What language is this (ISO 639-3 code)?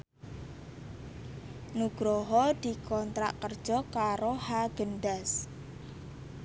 jav